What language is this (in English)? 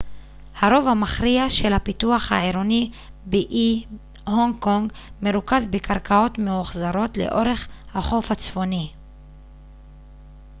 Hebrew